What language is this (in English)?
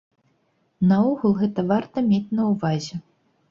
Belarusian